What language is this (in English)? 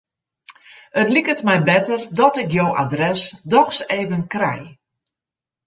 Western Frisian